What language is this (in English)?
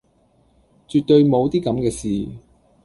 Cantonese